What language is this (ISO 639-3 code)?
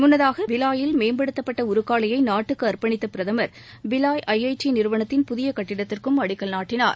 tam